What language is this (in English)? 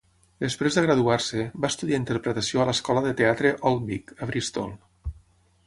Catalan